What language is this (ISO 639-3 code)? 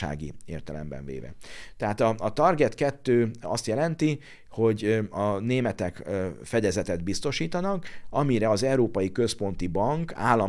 hun